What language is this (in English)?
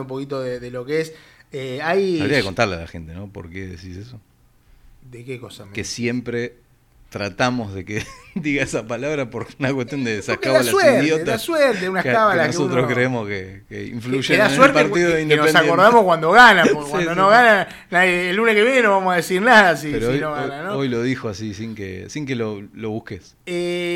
Spanish